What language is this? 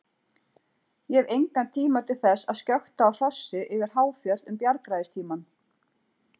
Icelandic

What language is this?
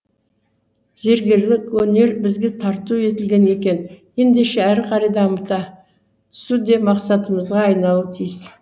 Kazakh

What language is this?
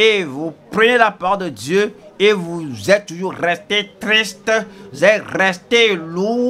French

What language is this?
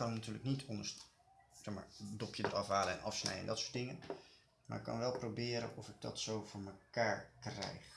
Dutch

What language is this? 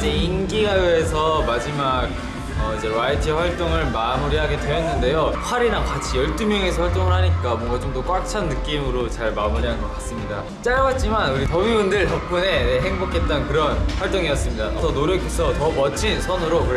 Korean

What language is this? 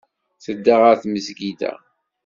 Kabyle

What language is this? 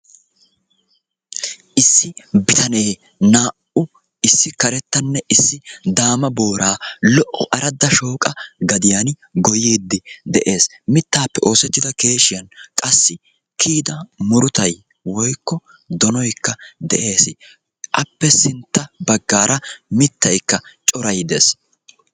Wolaytta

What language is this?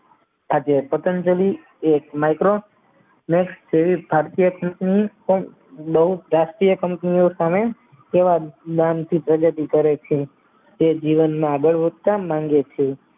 Gujarati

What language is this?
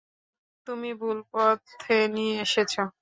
Bangla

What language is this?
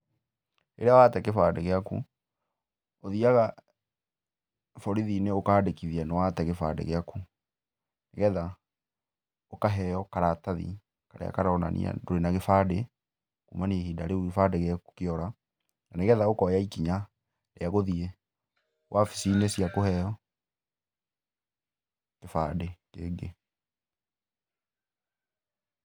Kikuyu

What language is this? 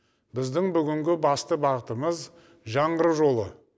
Kazakh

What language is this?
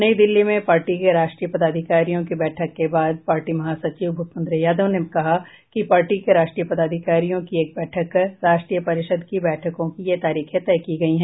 Hindi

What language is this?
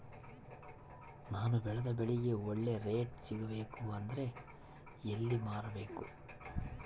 Kannada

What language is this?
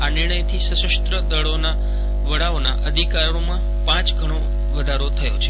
Gujarati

